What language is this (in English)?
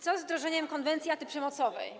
Polish